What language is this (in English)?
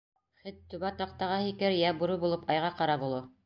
Bashkir